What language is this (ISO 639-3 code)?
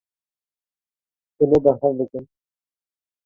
kur